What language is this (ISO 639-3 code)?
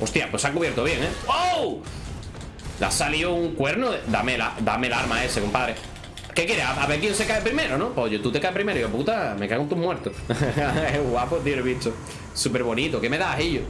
spa